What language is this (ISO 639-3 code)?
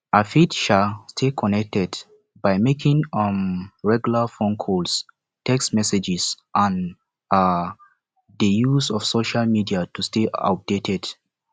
pcm